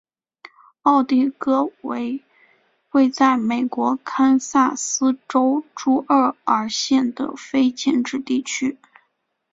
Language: Chinese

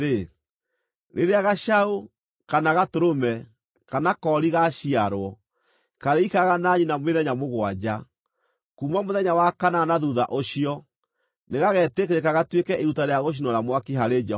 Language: Kikuyu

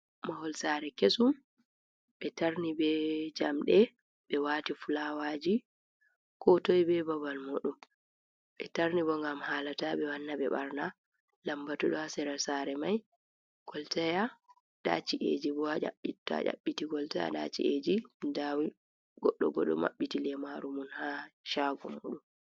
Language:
Fula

